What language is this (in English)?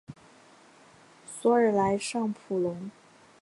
Chinese